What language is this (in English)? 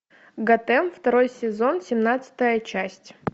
Russian